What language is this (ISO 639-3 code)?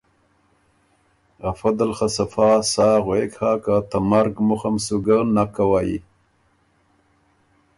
oru